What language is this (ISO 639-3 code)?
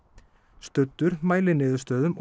isl